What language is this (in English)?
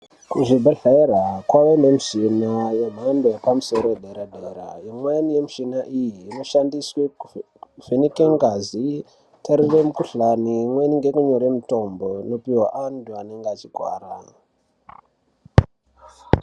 Ndau